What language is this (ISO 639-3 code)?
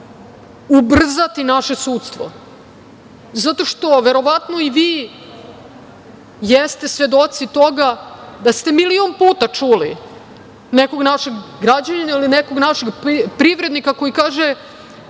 srp